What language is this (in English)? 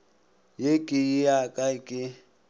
Northern Sotho